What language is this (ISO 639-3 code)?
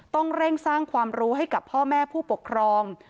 tha